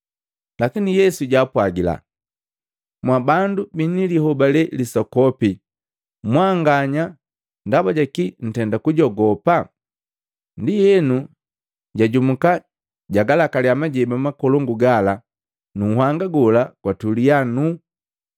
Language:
Matengo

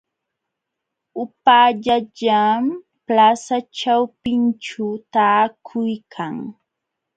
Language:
Jauja Wanca Quechua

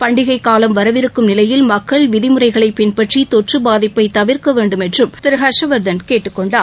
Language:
Tamil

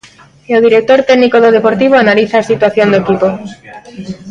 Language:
Galician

